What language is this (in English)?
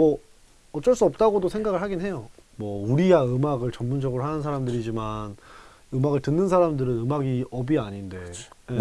Korean